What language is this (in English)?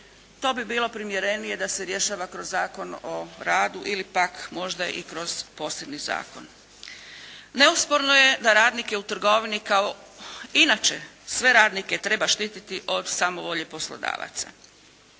Croatian